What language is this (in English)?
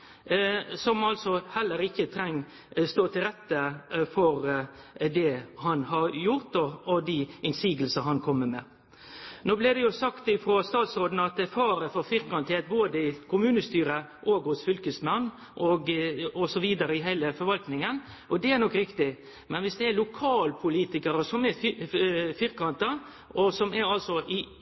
Norwegian Nynorsk